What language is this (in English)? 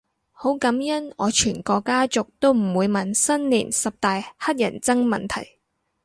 Cantonese